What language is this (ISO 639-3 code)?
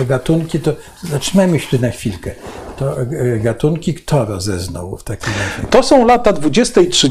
pol